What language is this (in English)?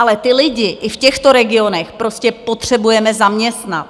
Czech